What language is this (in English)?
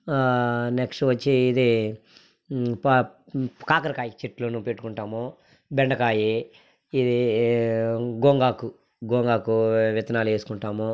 Telugu